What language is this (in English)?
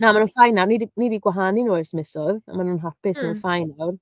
Welsh